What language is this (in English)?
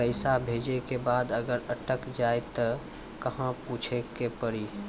Maithili